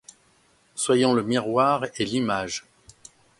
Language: French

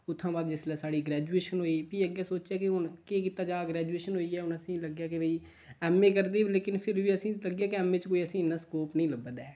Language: Dogri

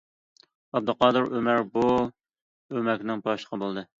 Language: Uyghur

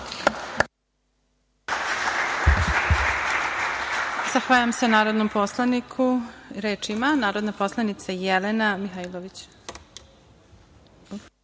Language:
Serbian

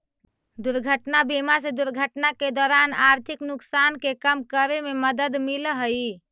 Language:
Magahi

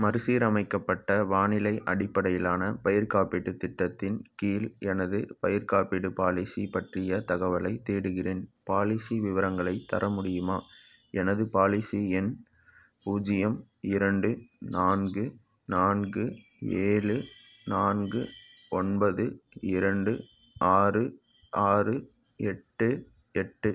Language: Tamil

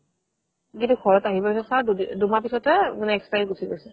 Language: Assamese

